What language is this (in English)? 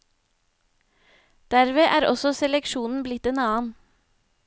Norwegian